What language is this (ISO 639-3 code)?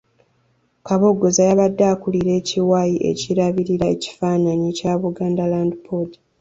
lug